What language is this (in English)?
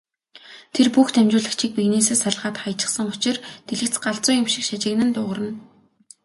Mongolian